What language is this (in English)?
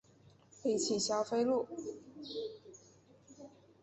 Chinese